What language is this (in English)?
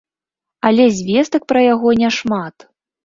Belarusian